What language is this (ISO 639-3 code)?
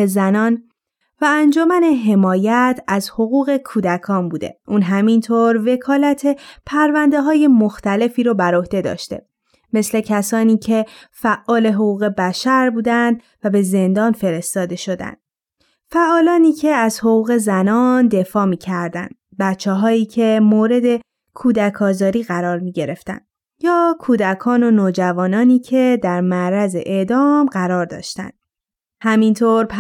fas